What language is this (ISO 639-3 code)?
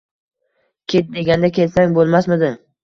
uzb